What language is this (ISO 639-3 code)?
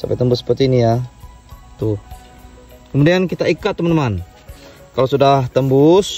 ind